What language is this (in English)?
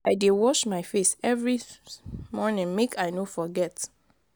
Nigerian Pidgin